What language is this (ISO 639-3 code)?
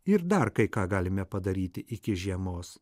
lit